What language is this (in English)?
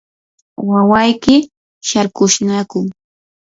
Yanahuanca Pasco Quechua